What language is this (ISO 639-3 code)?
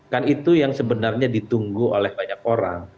ind